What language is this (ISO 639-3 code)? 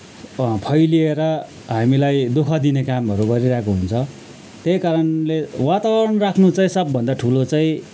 nep